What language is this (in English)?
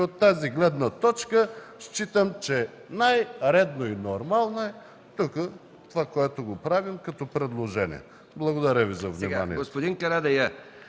Bulgarian